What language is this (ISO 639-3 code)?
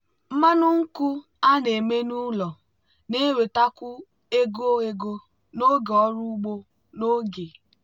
ibo